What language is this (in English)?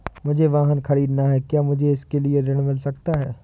Hindi